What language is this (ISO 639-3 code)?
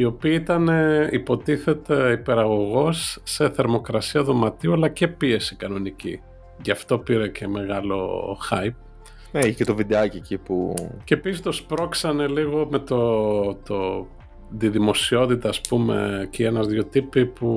ell